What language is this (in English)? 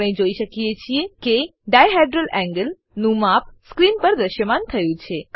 Gujarati